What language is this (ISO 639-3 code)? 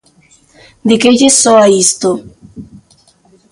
glg